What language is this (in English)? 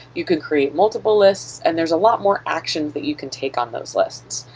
English